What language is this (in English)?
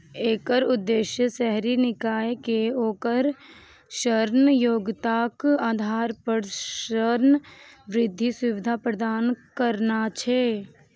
Maithili